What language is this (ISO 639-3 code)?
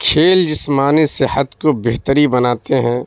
urd